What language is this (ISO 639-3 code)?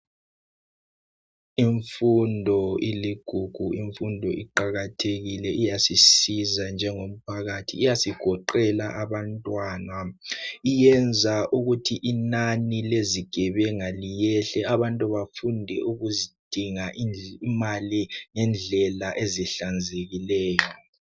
nde